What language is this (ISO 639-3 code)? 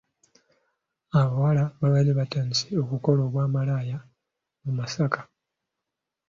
lug